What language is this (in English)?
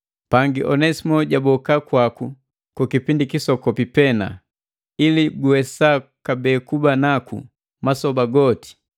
Matengo